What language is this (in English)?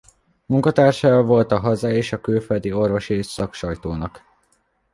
Hungarian